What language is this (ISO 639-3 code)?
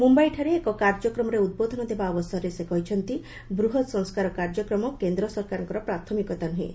ori